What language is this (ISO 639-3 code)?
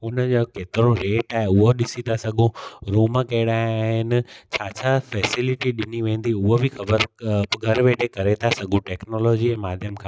snd